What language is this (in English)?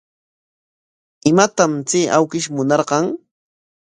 Corongo Ancash Quechua